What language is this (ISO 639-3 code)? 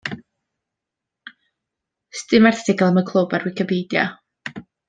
cym